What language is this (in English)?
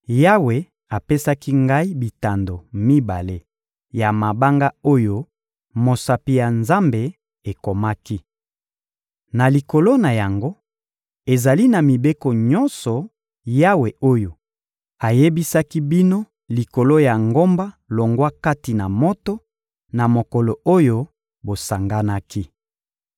Lingala